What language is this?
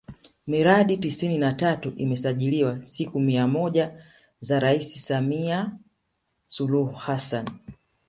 Swahili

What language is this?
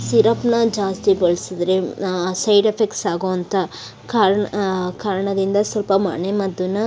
Kannada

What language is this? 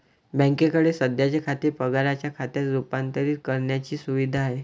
Marathi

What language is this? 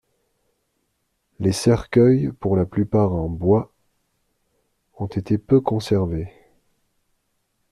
French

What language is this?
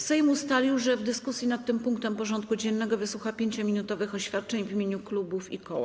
Polish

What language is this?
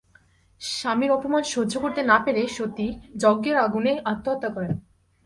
Bangla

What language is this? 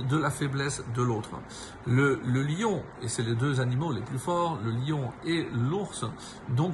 French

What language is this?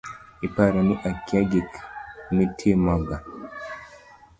Luo (Kenya and Tanzania)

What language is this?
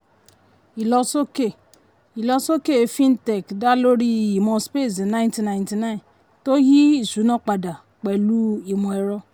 Yoruba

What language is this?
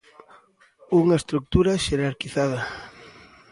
Galician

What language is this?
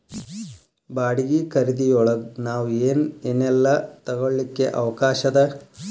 Kannada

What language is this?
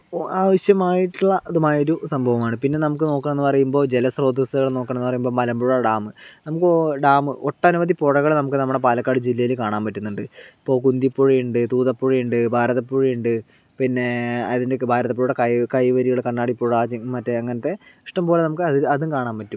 Malayalam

